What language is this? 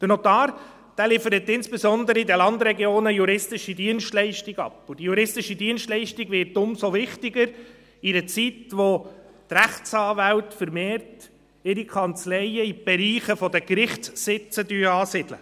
Swiss German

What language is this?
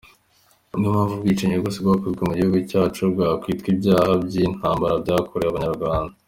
Kinyarwanda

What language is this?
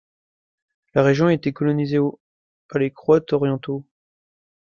French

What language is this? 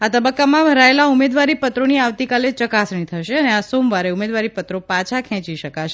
Gujarati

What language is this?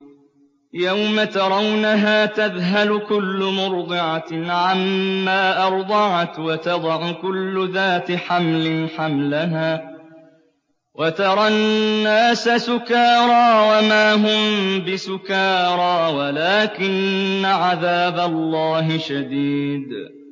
Arabic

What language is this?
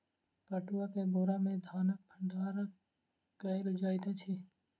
Maithili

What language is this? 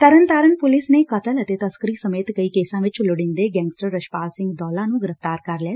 Punjabi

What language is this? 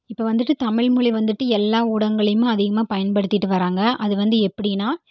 Tamil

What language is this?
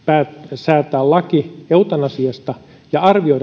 Finnish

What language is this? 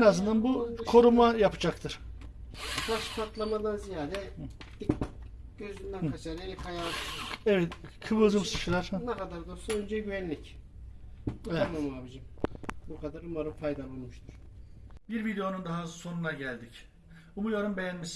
Turkish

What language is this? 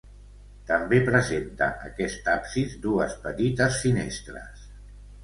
Catalan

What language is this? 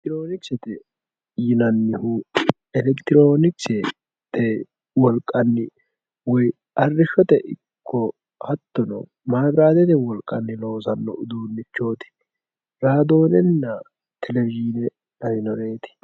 Sidamo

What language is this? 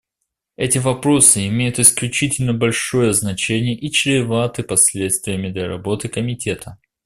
Russian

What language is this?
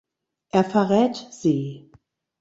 German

